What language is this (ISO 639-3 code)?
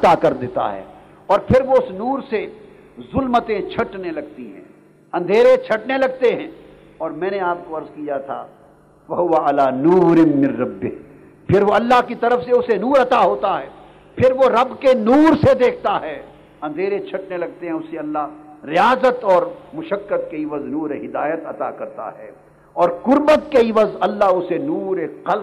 urd